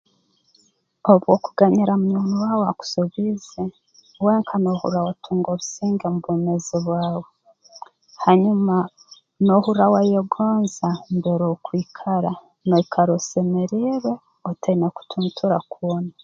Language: Tooro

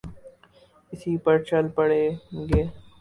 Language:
Urdu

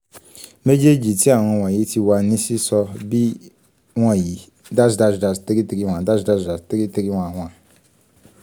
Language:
Yoruba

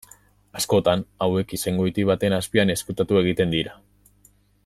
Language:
Basque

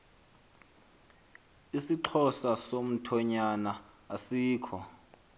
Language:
Xhosa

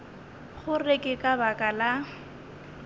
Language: Northern Sotho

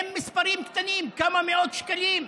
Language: Hebrew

